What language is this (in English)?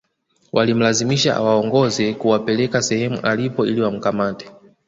Swahili